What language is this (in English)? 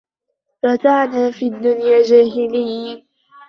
Arabic